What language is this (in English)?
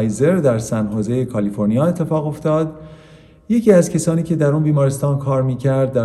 Persian